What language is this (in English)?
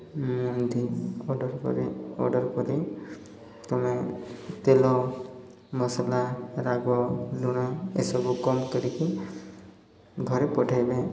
Odia